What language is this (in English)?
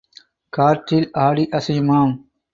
Tamil